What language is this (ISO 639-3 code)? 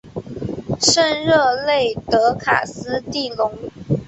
zho